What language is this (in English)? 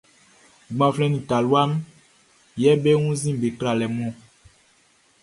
Baoulé